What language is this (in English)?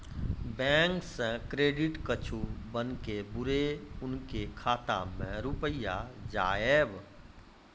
Maithili